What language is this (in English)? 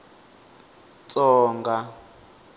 Tsonga